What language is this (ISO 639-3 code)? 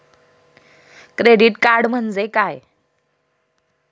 mar